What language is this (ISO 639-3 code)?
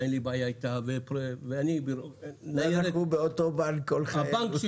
heb